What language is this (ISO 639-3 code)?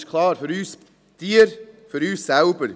gsw